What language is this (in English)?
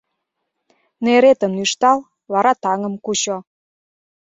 Mari